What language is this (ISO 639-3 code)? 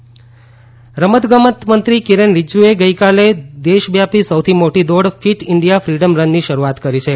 guj